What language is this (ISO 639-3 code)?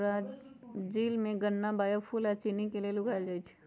mag